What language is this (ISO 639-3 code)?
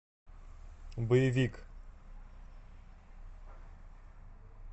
rus